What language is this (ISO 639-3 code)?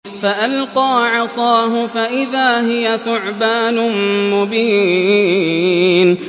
ara